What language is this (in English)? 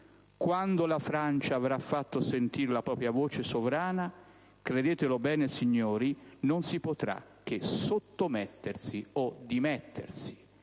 Italian